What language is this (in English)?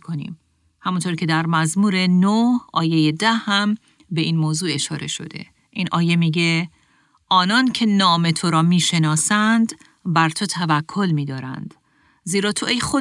Persian